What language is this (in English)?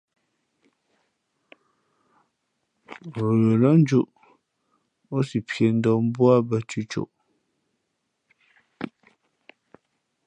Fe'fe'